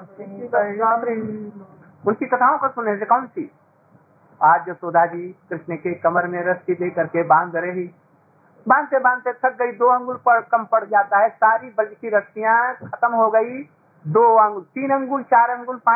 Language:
Hindi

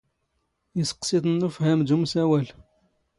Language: Standard Moroccan Tamazight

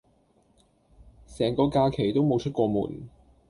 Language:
Cantonese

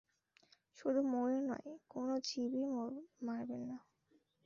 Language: Bangla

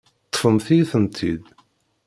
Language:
Kabyle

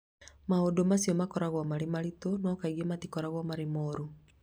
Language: Kikuyu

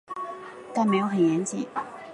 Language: Chinese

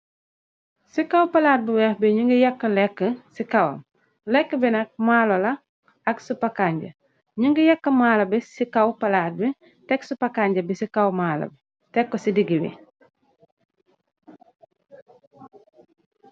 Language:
Wolof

